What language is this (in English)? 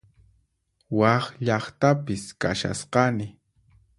Puno Quechua